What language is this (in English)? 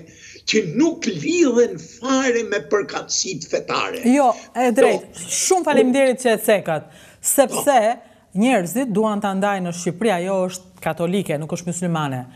Romanian